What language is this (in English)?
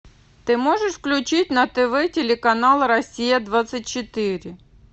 Russian